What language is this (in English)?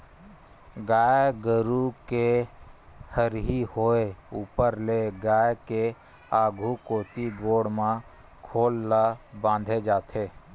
Chhattisgarhi